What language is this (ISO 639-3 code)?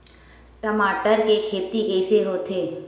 hne